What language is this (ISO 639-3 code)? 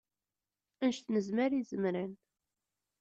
kab